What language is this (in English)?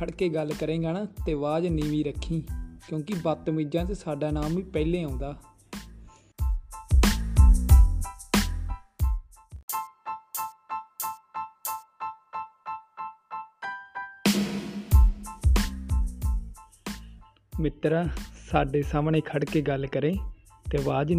Hindi